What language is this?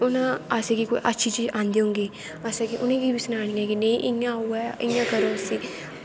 Dogri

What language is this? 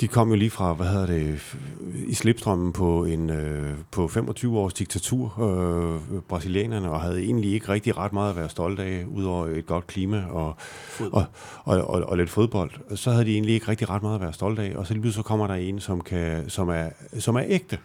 Danish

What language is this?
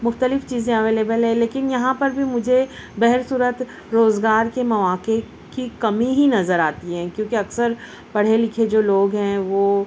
Urdu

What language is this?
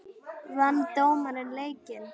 Icelandic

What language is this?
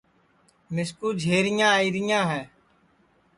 Sansi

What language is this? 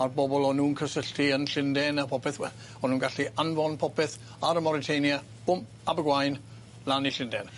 Welsh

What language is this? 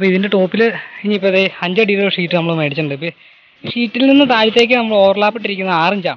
Thai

